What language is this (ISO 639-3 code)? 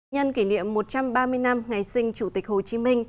vie